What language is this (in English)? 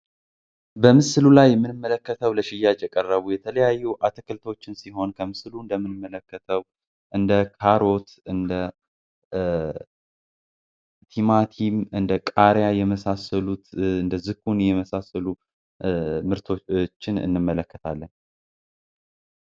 Amharic